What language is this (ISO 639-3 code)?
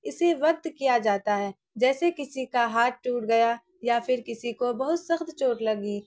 urd